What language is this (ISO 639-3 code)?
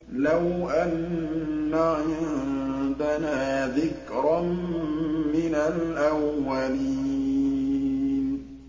ara